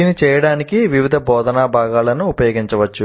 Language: Telugu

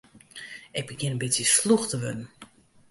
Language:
Western Frisian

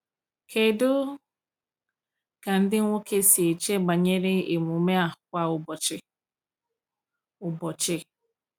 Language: Igbo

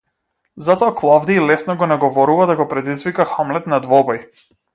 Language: Macedonian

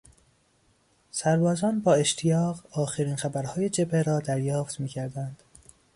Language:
Persian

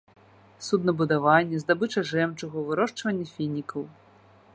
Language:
Belarusian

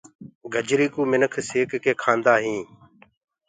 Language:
Gurgula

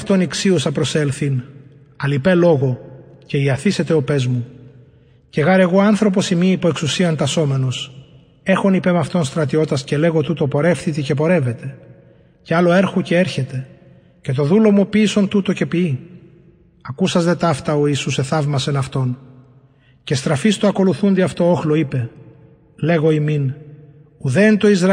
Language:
Greek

